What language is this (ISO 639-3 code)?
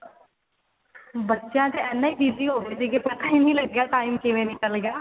pan